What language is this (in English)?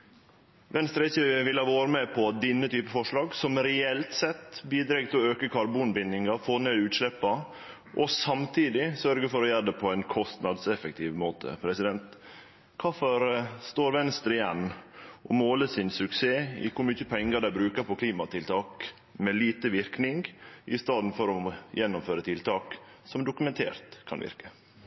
Norwegian Nynorsk